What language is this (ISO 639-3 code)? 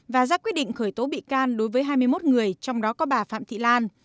vie